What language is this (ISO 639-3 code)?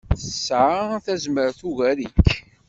kab